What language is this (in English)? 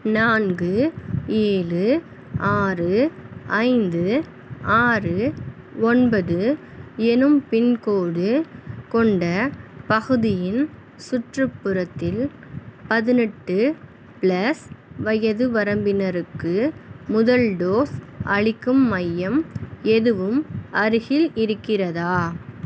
Tamil